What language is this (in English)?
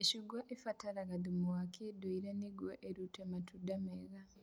Kikuyu